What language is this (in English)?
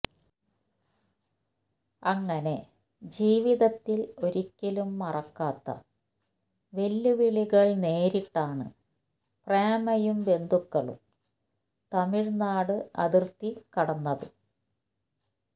Malayalam